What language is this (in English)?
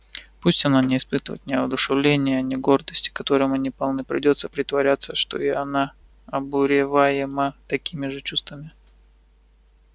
Russian